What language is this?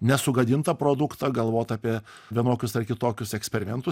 Lithuanian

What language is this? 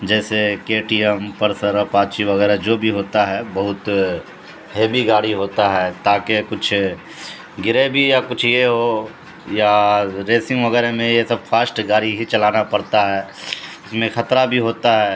Urdu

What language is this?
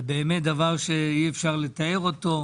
Hebrew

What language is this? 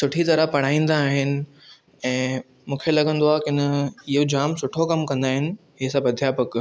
Sindhi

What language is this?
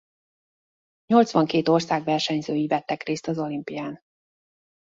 Hungarian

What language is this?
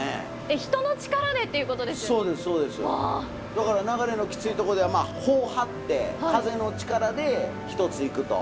Japanese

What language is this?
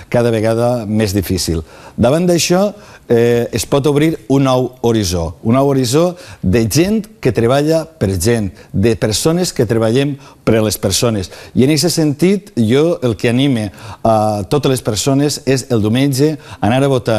Spanish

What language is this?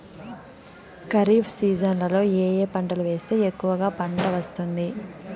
Telugu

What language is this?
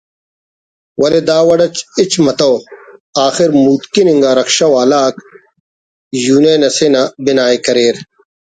Brahui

